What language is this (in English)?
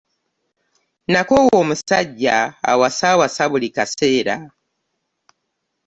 Ganda